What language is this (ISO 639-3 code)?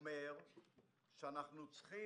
heb